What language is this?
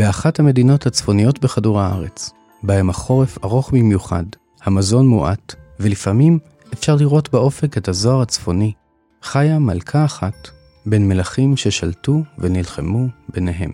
Hebrew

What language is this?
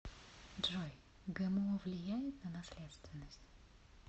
Russian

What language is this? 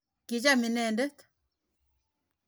Kalenjin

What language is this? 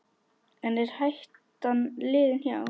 Icelandic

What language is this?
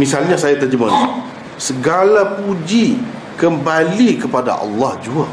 Malay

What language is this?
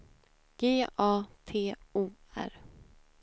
Swedish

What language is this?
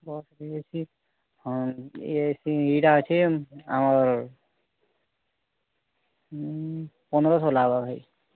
Odia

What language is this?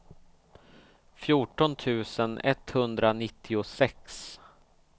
Swedish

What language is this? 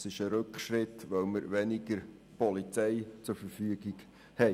Swiss German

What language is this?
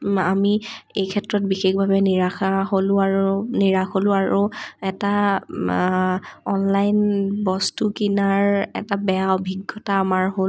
Assamese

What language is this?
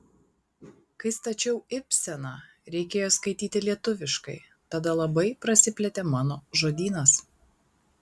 Lithuanian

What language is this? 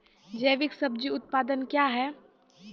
Maithili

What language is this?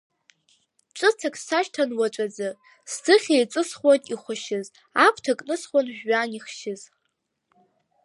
Abkhazian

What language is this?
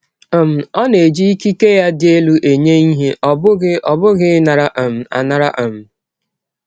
Igbo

